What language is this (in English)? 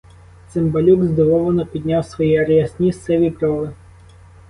Ukrainian